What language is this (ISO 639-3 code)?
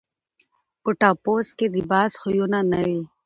pus